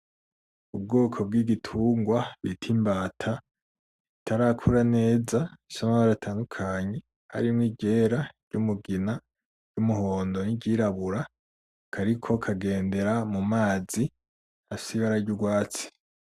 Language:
Rundi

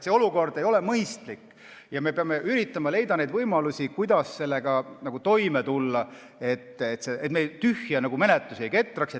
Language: Estonian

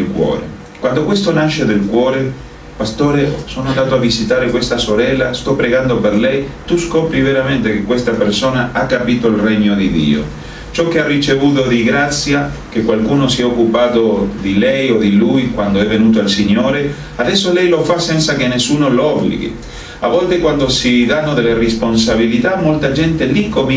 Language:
Italian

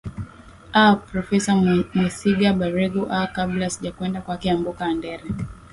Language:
Swahili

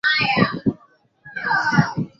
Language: Swahili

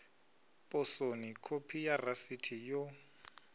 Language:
Venda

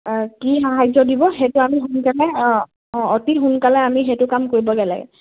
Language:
Assamese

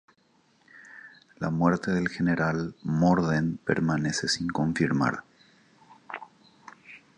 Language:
Spanish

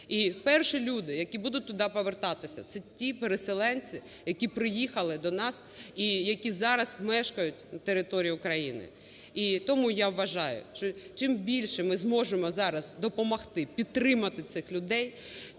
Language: Ukrainian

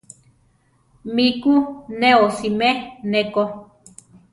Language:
Central Tarahumara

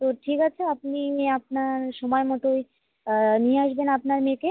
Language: Bangla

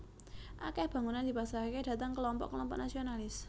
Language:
Javanese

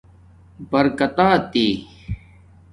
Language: Domaaki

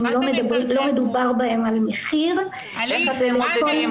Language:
Hebrew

